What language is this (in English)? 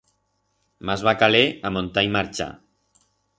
Aragonese